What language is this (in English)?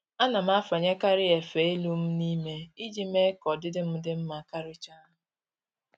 Igbo